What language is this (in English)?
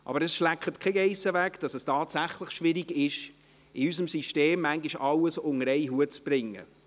Swiss German